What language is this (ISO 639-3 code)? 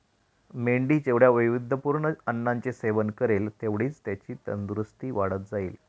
mar